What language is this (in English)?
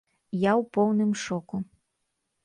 Belarusian